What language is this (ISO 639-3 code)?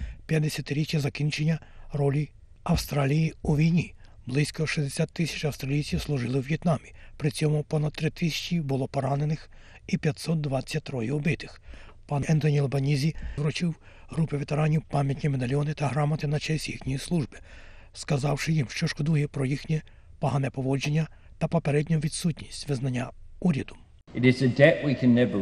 ukr